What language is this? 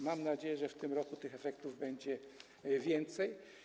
Polish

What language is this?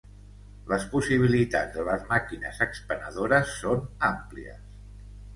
Catalan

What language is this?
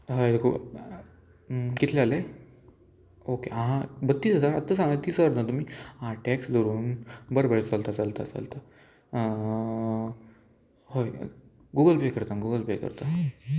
Konkani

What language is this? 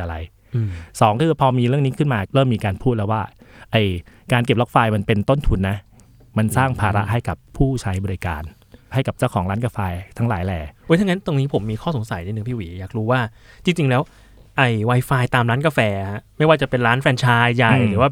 Thai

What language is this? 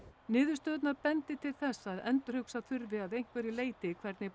Icelandic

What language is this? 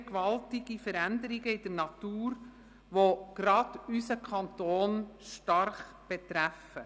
Swiss German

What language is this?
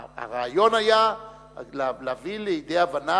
Hebrew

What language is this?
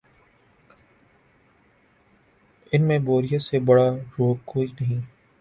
Urdu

